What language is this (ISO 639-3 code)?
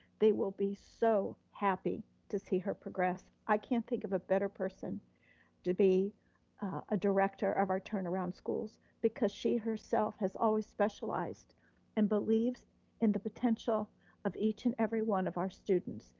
eng